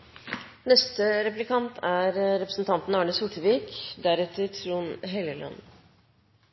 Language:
Norwegian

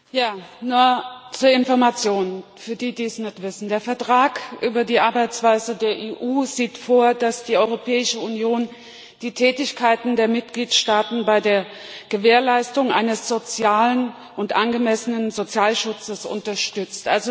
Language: German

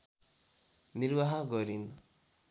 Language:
Nepali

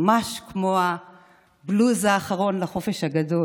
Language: Hebrew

